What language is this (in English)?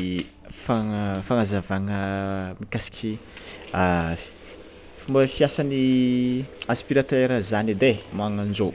Tsimihety Malagasy